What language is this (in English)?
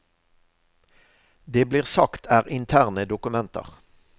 Norwegian